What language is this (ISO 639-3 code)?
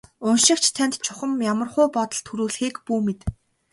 mon